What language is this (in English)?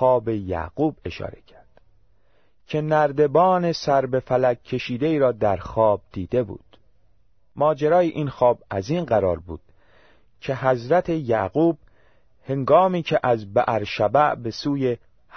Persian